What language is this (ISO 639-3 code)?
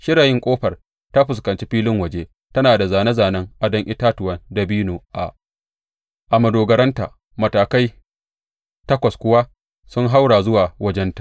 hau